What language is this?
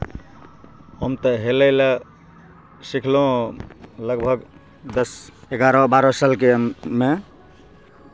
Maithili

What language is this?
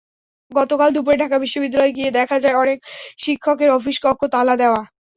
Bangla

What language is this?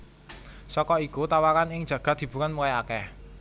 Javanese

